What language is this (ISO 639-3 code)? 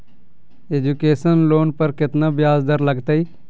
mag